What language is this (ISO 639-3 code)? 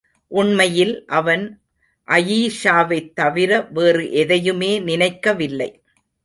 tam